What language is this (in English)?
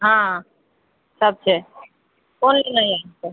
Maithili